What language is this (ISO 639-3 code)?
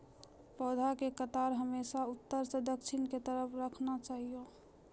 mai